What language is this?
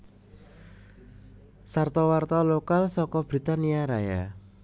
Javanese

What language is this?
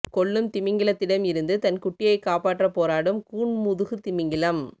Tamil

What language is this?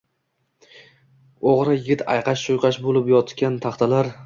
Uzbek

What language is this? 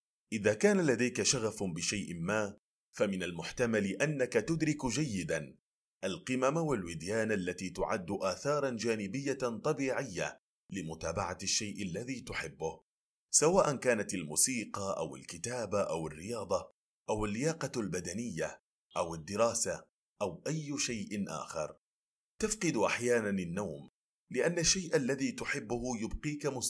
Arabic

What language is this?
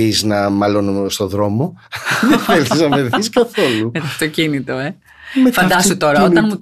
Greek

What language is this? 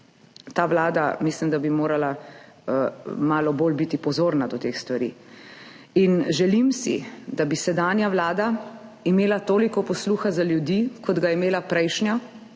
Slovenian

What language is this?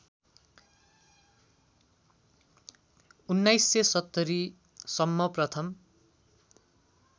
Nepali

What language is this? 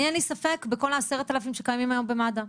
Hebrew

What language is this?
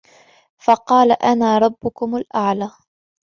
Arabic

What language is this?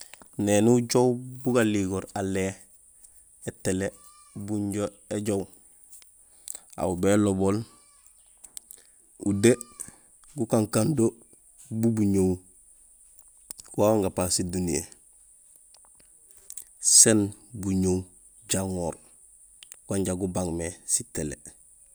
Gusilay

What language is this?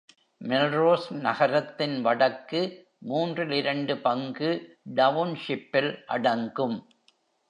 Tamil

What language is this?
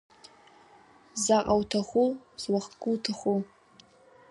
Abkhazian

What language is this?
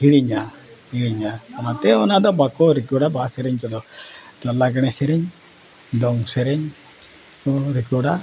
Santali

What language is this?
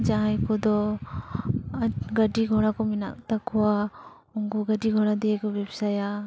Santali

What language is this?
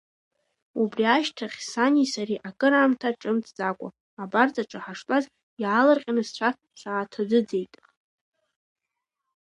Abkhazian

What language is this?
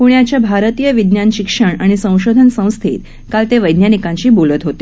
Marathi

